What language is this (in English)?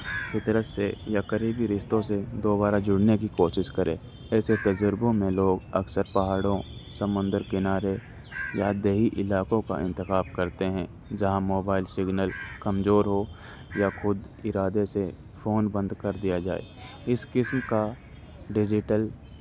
Urdu